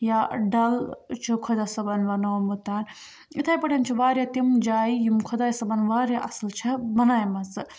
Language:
Kashmiri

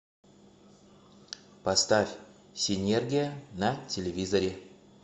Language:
Russian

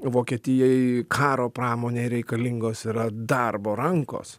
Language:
Lithuanian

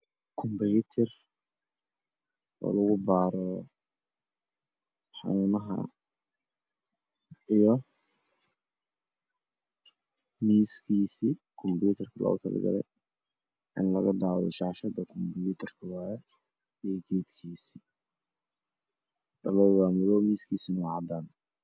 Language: Somali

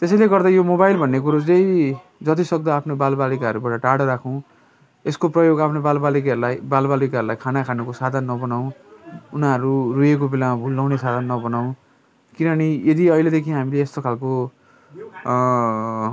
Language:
Nepali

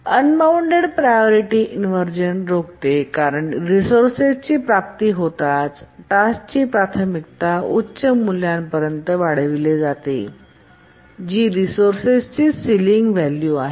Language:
Marathi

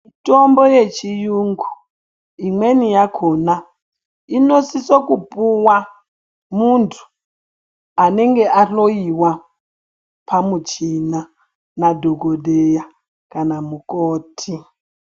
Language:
Ndau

